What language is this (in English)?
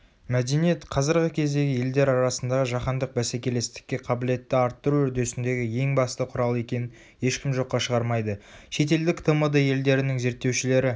Kazakh